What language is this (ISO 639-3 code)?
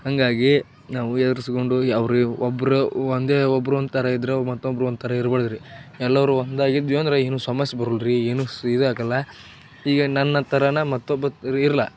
kan